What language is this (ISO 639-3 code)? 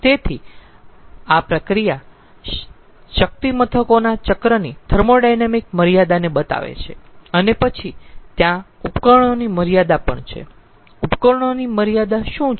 guj